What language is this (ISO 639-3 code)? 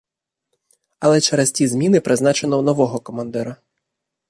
ukr